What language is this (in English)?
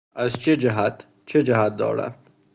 Persian